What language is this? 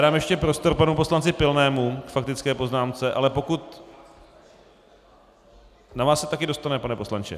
Czech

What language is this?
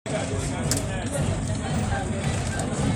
Masai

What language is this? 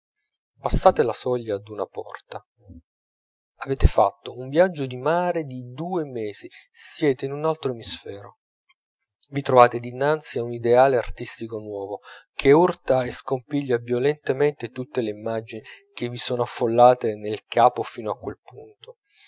Italian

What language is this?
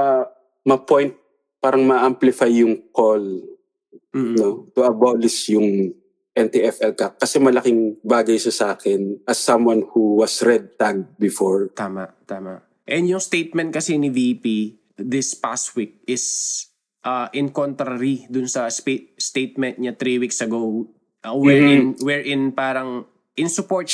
Filipino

